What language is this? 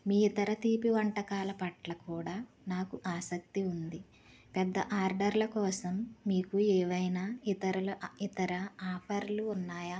Telugu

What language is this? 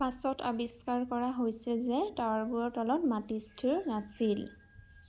Assamese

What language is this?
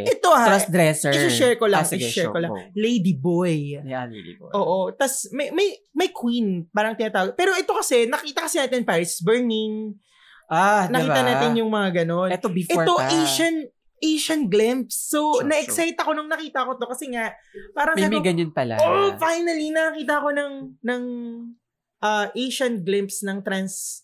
Filipino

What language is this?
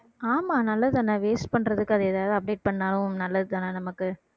Tamil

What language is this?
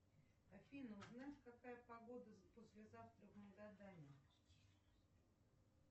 Russian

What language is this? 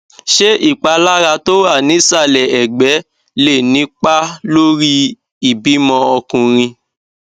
Yoruba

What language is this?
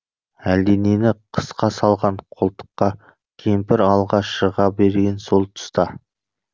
Kazakh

